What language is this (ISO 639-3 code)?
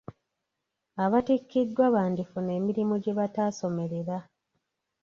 lug